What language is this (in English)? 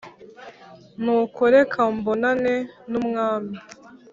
Kinyarwanda